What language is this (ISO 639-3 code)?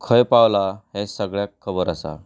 kok